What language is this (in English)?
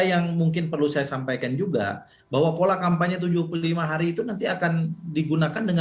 Indonesian